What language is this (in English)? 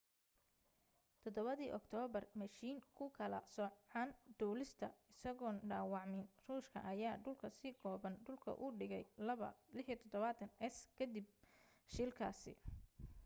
Somali